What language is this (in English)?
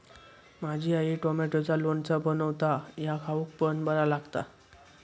Marathi